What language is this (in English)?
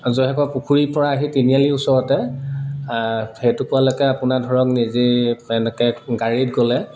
Assamese